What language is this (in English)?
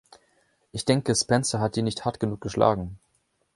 German